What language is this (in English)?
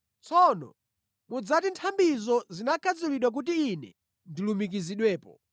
Nyanja